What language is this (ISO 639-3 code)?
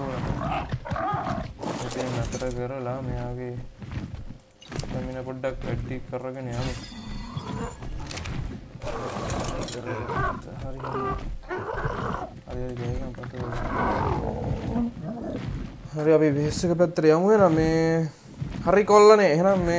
hin